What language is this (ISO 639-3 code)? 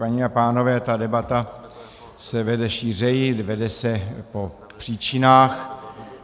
ces